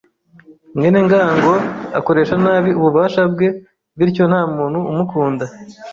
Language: Kinyarwanda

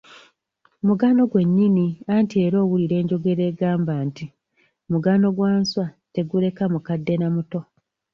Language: Ganda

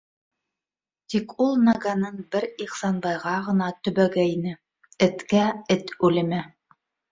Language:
Bashkir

